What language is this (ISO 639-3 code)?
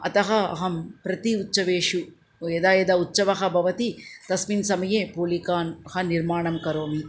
san